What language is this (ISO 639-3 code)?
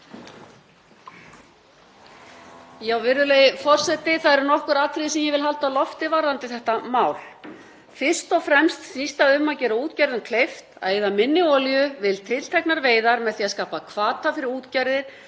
isl